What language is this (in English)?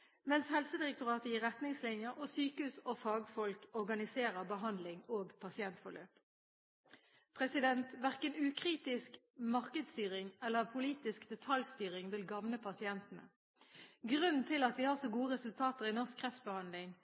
Norwegian Bokmål